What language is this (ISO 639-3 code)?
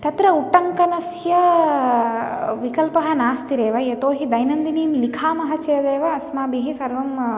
san